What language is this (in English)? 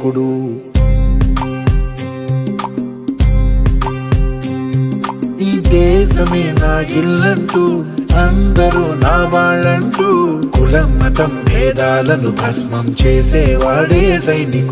Hindi